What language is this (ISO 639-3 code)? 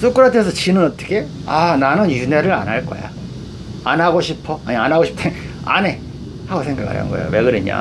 kor